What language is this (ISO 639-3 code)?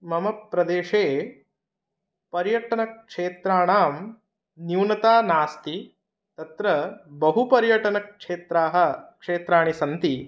san